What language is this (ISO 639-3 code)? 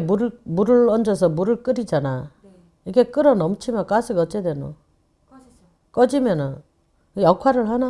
kor